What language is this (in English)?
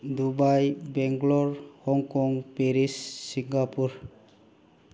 Manipuri